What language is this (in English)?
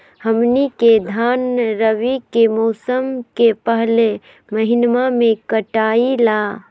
Magahi